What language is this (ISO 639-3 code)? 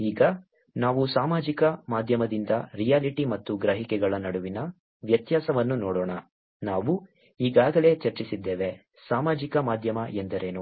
kan